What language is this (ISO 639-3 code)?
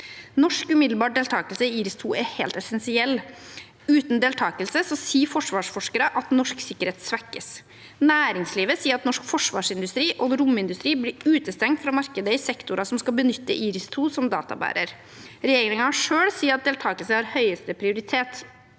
nor